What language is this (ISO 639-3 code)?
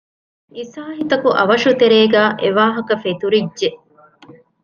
div